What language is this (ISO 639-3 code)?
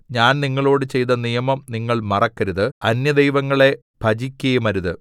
mal